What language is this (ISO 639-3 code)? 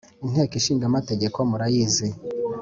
kin